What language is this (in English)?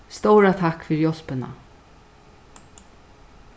Faroese